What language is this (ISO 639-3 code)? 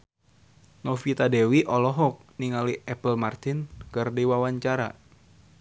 sun